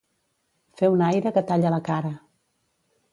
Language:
Catalan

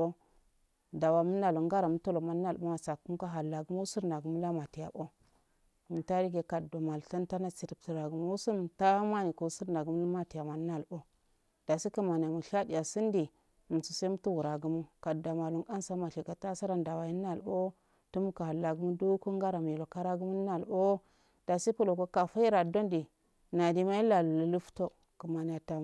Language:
Afade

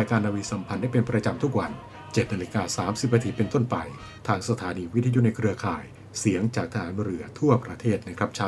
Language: Thai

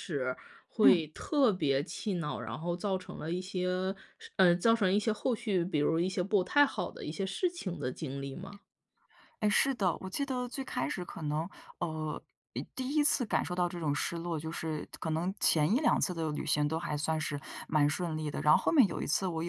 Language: Chinese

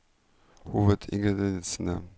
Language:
Norwegian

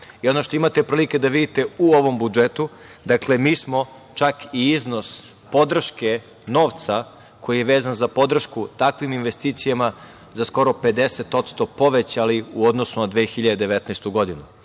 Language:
Serbian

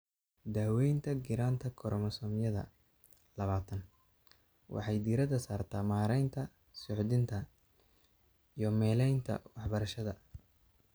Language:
Somali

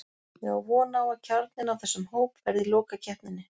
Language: Icelandic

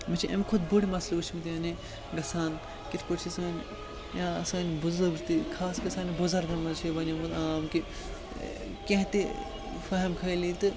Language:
Kashmiri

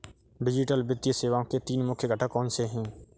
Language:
Hindi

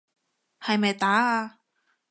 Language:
Cantonese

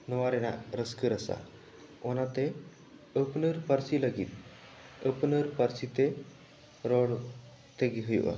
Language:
Santali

